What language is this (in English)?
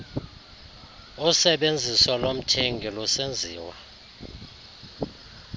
Xhosa